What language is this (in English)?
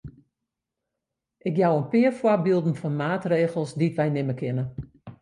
Western Frisian